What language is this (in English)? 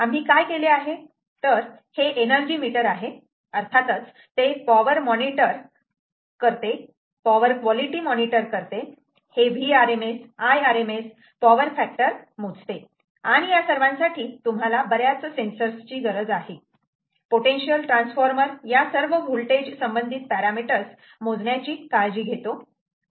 Marathi